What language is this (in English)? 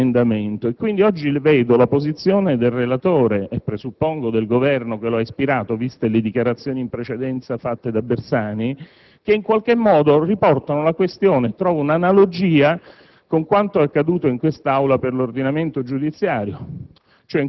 Italian